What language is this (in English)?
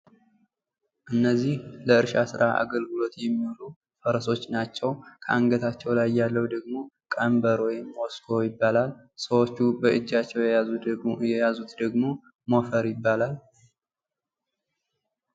Amharic